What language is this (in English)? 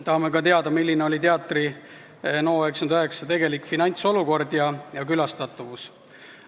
Estonian